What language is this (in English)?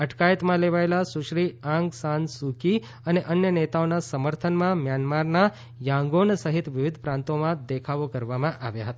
Gujarati